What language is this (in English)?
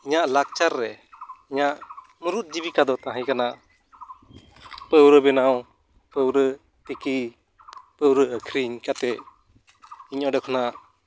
Santali